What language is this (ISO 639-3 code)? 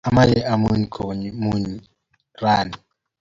kln